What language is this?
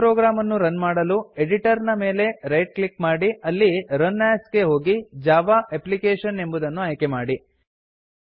Kannada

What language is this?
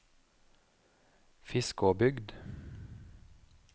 Norwegian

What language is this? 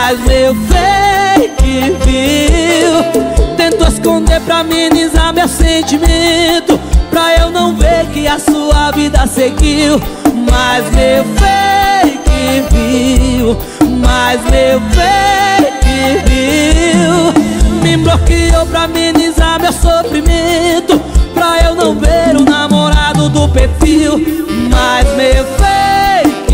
Portuguese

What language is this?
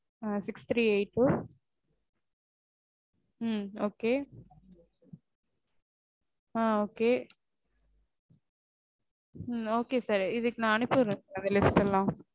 Tamil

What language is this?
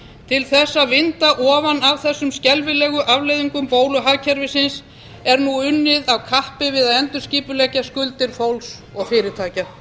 Icelandic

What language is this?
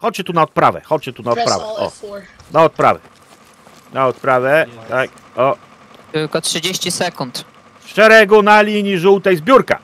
Polish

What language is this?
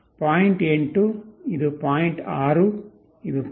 Kannada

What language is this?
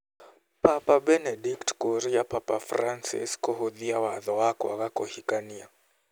Kikuyu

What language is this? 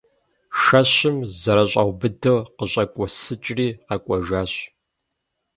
Kabardian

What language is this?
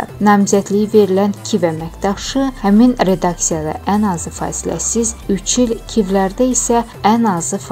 Russian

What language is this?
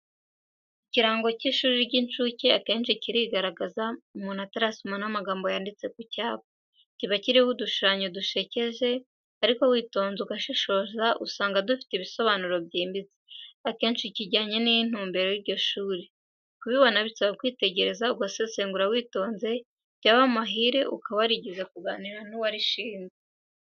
Kinyarwanda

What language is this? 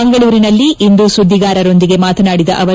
Kannada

